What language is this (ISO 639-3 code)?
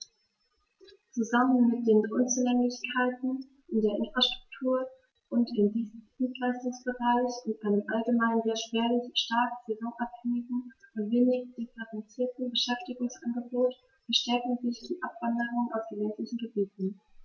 deu